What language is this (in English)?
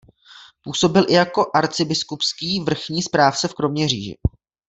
Czech